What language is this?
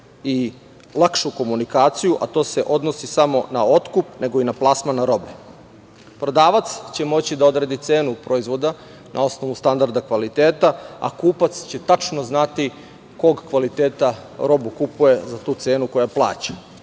Serbian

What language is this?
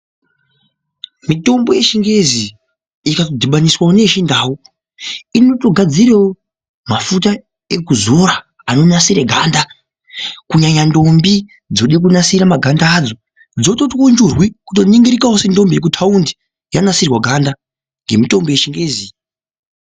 Ndau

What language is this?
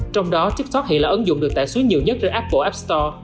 Vietnamese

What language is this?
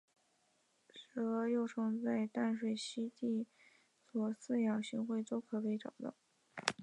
Chinese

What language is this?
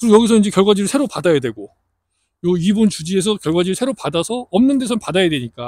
Korean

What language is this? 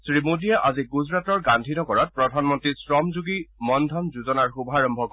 Assamese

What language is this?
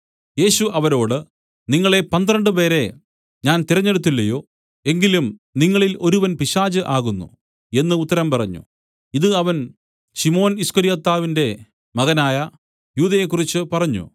Malayalam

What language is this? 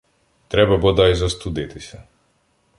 Ukrainian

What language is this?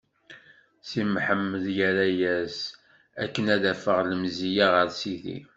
Kabyle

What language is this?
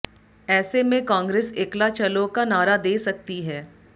Hindi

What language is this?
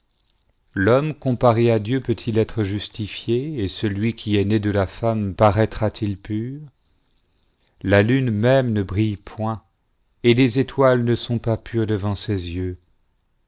French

